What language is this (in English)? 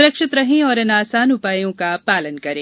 Hindi